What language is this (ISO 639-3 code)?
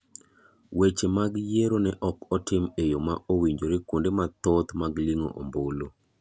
luo